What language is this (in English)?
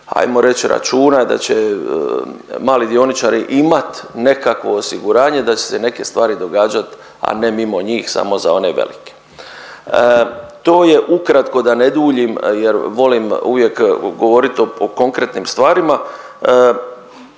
Croatian